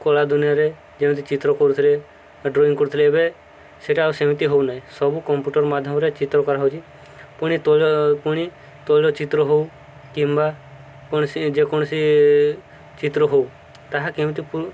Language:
Odia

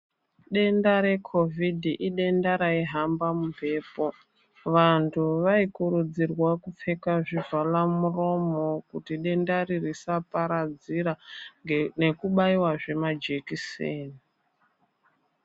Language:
Ndau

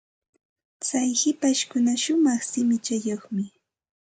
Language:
Santa Ana de Tusi Pasco Quechua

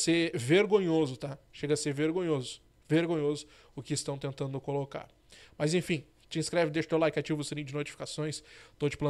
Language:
Portuguese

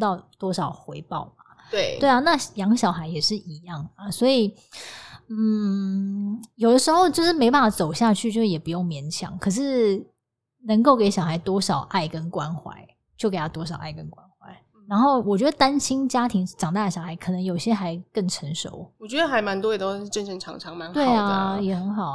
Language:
Chinese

